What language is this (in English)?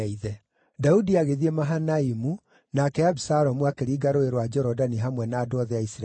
Kikuyu